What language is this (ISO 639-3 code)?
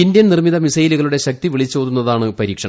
mal